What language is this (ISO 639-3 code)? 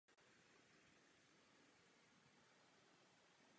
ces